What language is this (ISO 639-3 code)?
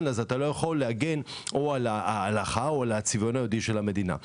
heb